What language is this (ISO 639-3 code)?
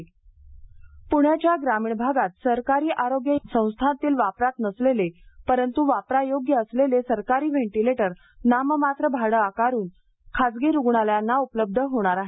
mar